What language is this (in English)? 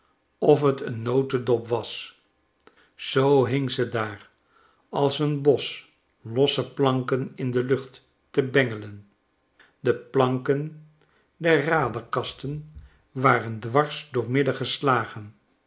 Dutch